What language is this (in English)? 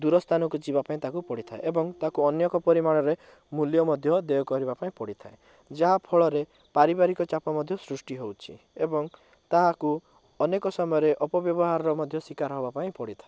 Odia